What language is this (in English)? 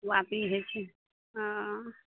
Maithili